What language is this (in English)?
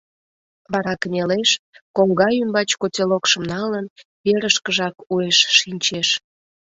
Mari